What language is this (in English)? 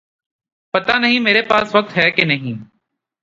Urdu